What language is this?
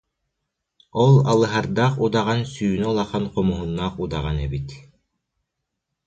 Yakut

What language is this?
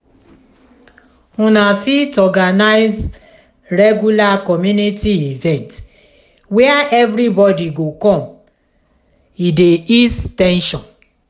Nigerian Pidgin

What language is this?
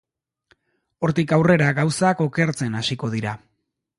Basque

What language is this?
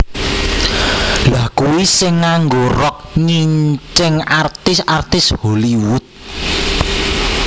Javanese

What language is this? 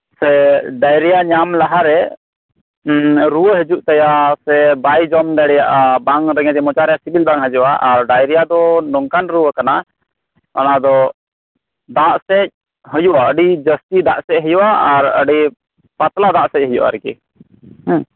Santali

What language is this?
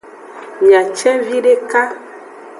Aja (Benin)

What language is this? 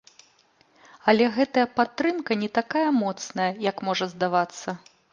Belarusian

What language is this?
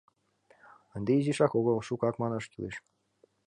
Mari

